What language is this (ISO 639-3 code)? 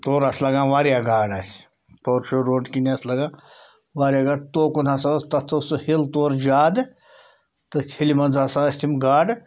kas